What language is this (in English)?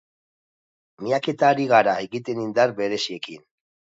Basque